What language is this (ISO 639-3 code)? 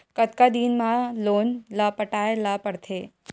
hne